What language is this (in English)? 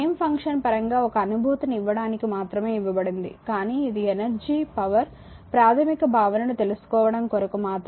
Telugu